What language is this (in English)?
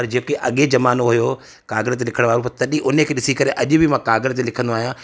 Sindhi